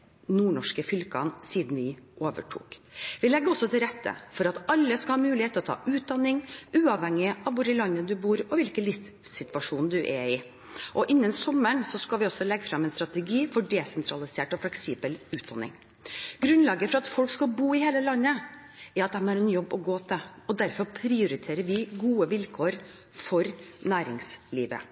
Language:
Norwegian Bokmål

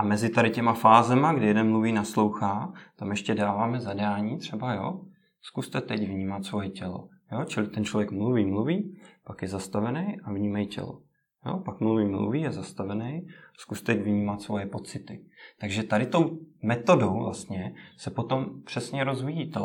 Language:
Czech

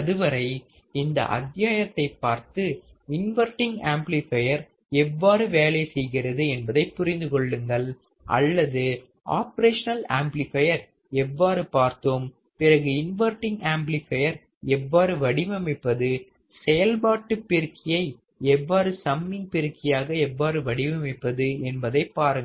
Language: Tamil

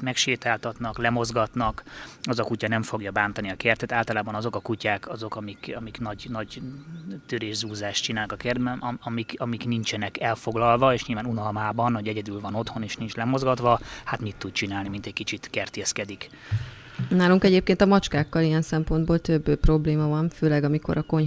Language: Hungarian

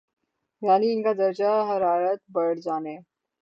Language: Urdu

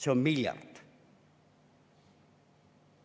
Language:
Estonian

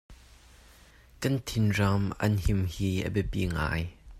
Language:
Hakha Chin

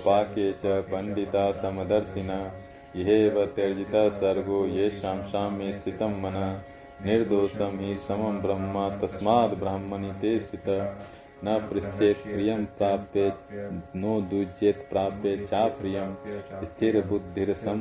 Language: Hindi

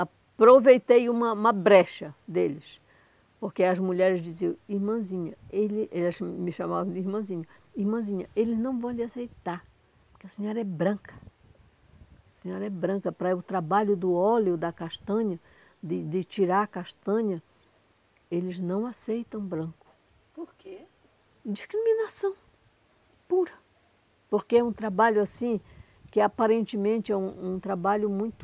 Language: Portuguese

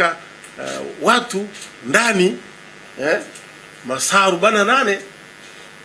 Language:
Swahili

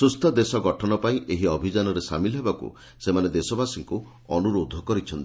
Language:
Odia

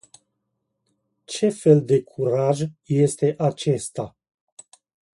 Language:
Romanian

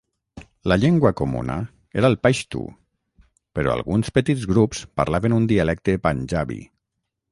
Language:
Catalan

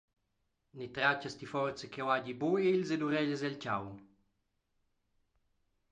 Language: Romansh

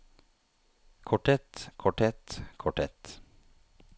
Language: Norwegian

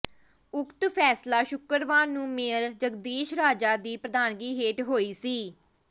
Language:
Punjabi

